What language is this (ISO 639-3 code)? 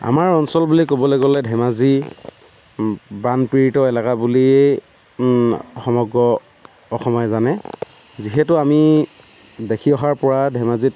asm